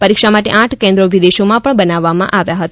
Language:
Gujarati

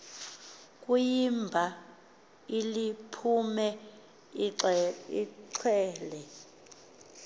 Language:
Xhosa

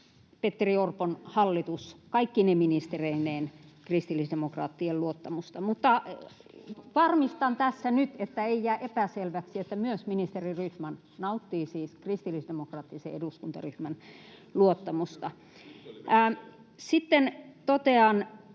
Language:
Finnish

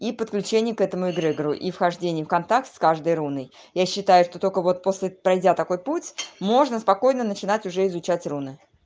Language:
Russian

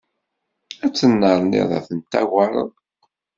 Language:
Kabyle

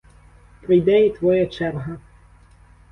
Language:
Ukrainian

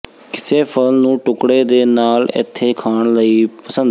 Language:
Punjabi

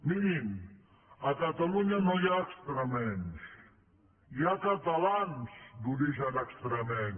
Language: Catalan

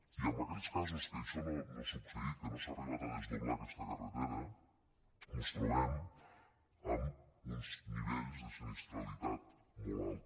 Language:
Catalan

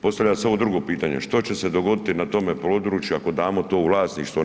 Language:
Croatian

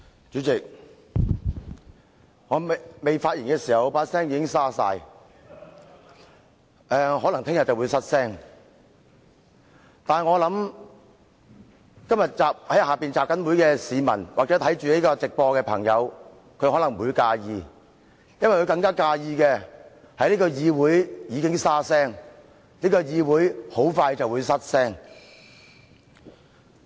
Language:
Cantonese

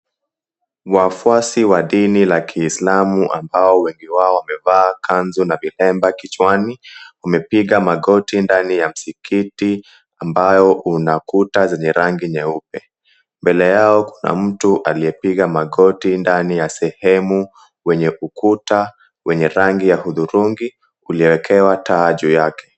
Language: Swahili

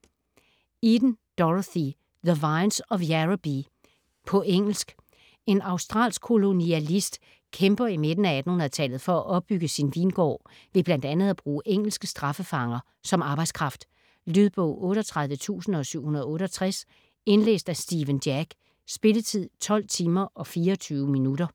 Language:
Danish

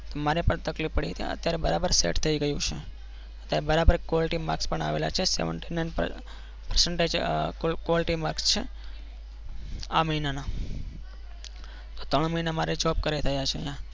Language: Gujarati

